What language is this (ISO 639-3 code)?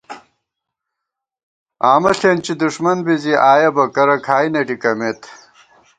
gwt